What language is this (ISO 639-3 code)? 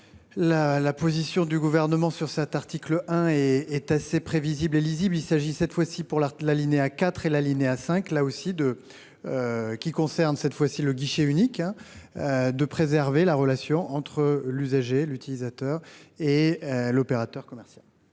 fra